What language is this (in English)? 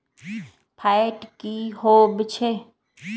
Magahi